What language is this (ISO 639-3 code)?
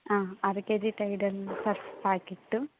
tel